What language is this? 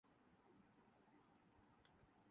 Urdu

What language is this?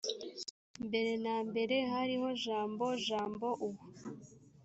Kinyarwanda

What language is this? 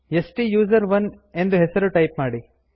Kannada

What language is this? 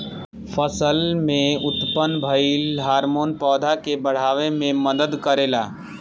Bhojpuri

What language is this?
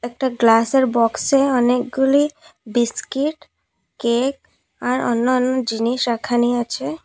Bangla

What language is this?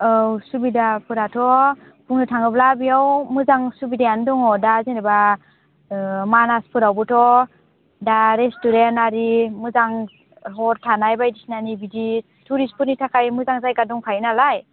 Bodo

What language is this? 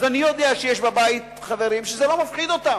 Hebrew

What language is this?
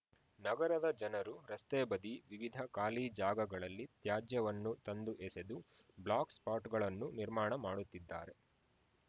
Kannada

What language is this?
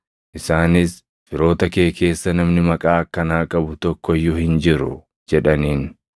Oromo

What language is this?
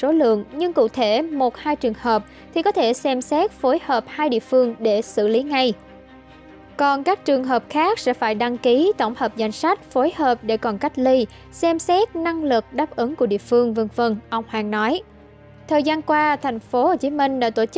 Vietnamese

